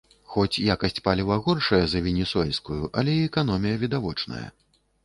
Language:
Belarusian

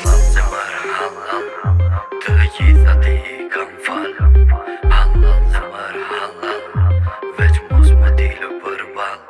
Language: Albanian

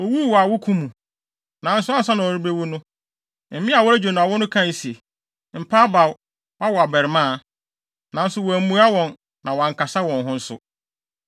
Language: Akan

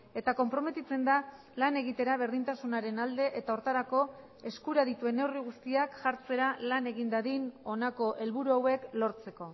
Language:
Basque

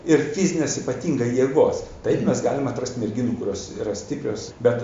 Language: Lithuanian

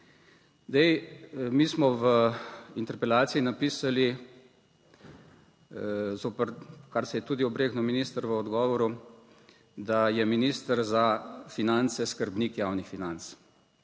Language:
Slovenian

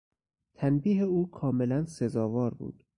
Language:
Persian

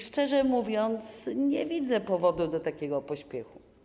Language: Polish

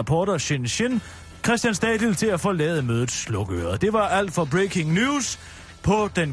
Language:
Danish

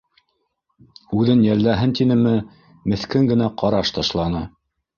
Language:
Bashkir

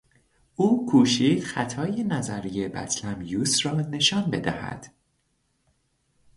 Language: Persian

